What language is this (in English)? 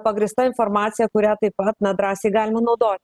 Lithuanian